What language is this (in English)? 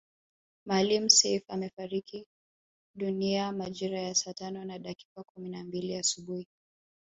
Swahili